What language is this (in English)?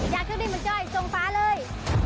Thai